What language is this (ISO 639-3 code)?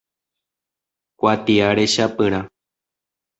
grn